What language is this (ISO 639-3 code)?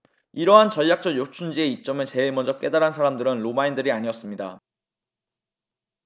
kor